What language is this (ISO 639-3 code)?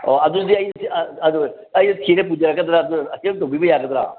mni